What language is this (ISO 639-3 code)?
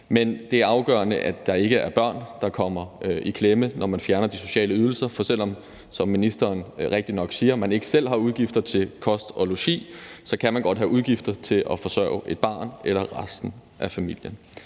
dan